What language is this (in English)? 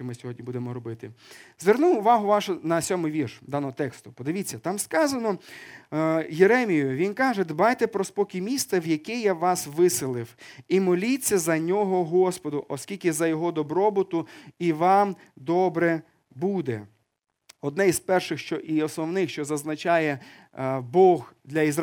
Ukrainian